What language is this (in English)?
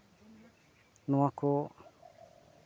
Santali